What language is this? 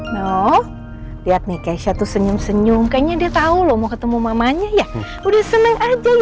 Indonesian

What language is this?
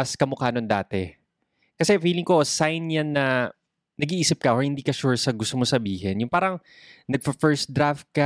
Filipino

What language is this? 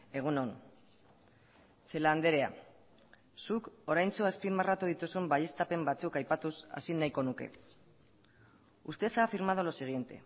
Basque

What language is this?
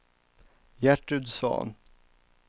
Swedish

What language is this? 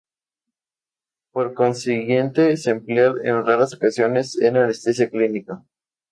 Spanish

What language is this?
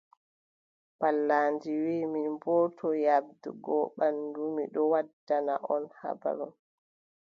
Adamawa Fulfulde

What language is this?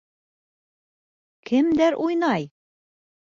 Bashkir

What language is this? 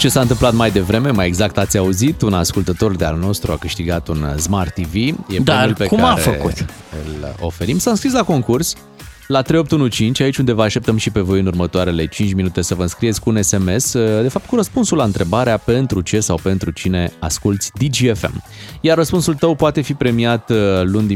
Romanian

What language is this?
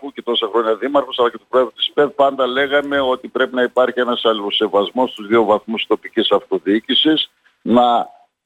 Greek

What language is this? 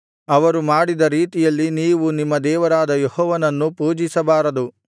Kannada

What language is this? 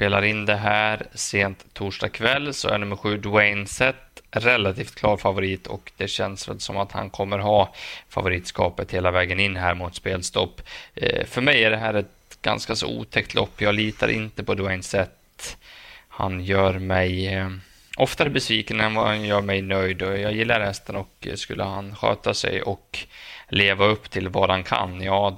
Swedish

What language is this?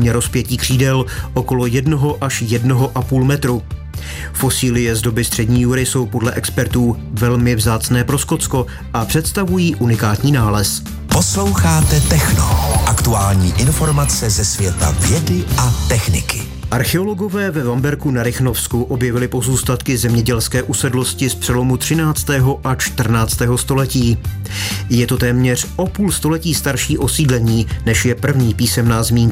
Czech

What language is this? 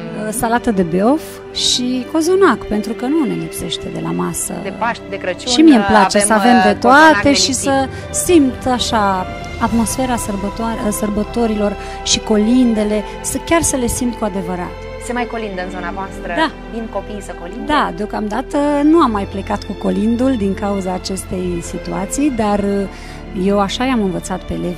Romanian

